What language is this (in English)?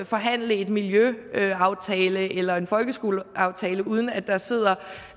Danish